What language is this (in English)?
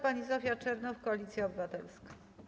Polish